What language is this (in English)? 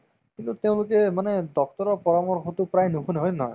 Assamese